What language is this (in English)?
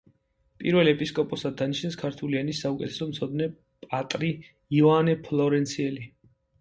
Georgian